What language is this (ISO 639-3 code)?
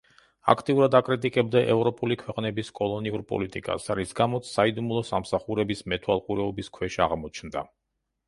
kat